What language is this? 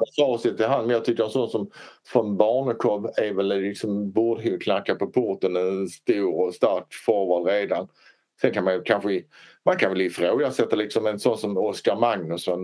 Swedish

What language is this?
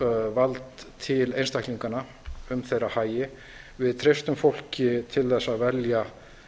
Icelandic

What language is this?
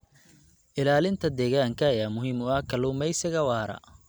Somali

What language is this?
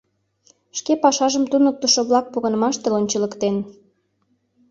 Mari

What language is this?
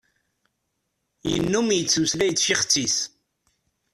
Kabyle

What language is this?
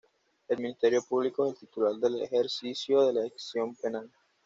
Spanish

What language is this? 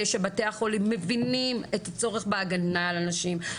Hebrew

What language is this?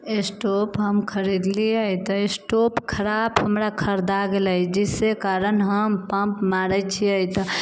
Maithili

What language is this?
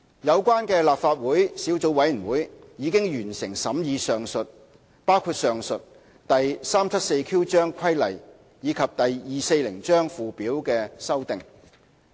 Cantonese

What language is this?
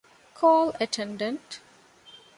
Divehi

